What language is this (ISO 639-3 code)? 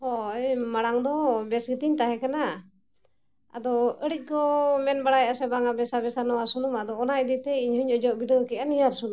sat